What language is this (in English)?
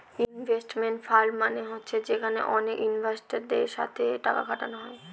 Bangla